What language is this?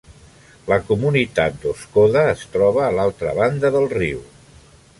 Catalan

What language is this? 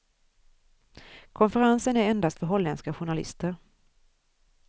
Swedish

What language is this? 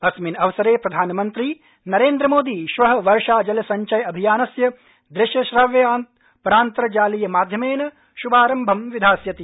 Sanskrit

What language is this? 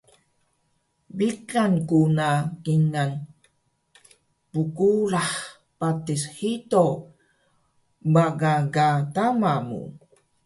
Taroko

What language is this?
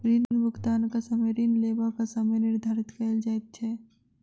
Maithili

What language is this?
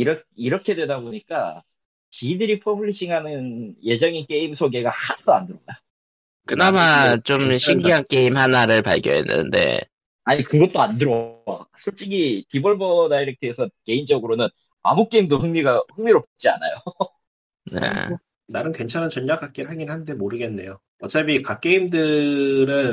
Korean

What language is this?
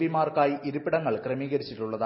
Malayalam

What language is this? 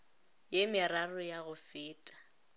Northern Sotho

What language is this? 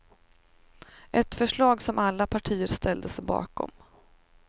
Swedish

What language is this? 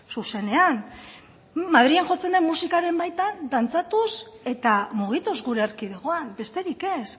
Basque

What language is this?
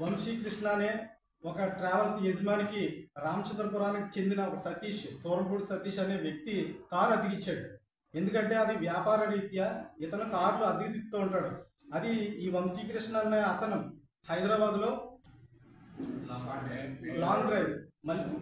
Telugu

